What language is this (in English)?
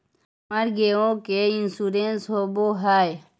Magahi